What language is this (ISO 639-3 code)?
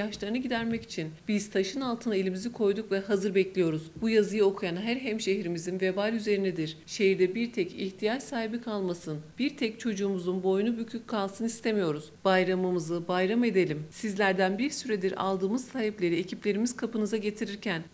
tur